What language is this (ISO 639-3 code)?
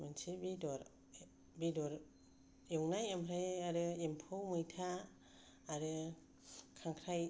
brx